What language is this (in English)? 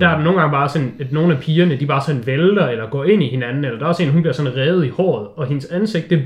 Danish